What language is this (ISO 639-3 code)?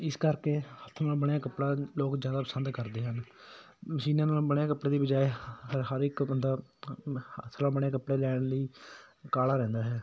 pan